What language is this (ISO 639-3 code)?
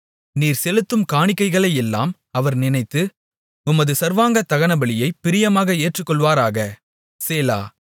tam